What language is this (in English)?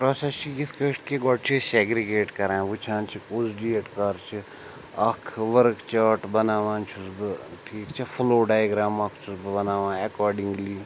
Kashmiri